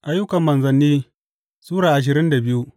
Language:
Hausa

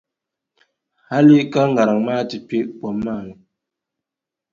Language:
Dagbani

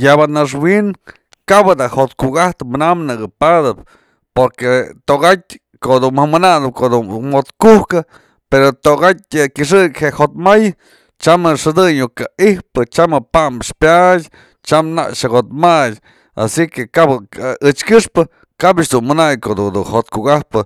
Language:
Mazatlán Mixe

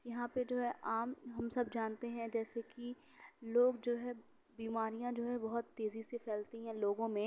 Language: Urdu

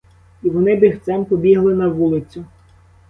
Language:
Ukrainian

